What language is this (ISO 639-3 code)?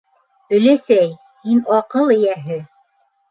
bak